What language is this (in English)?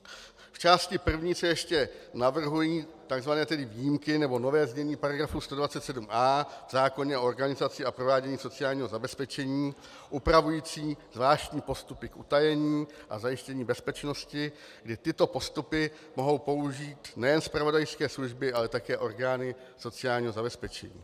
Czech